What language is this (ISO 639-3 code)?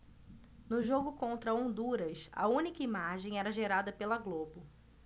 por